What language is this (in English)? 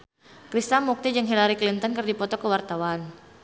Sundanese